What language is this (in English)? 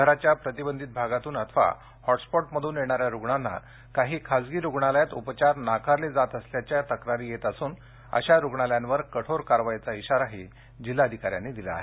Marathi